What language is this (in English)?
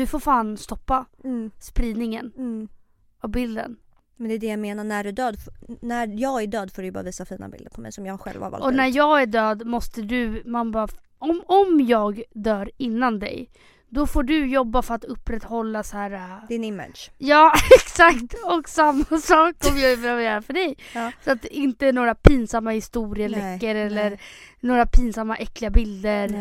Swedish